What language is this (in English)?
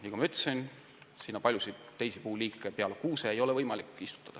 Estonian